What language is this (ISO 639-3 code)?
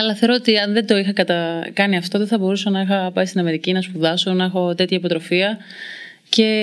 ell